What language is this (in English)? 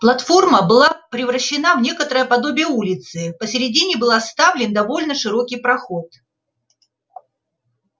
Russian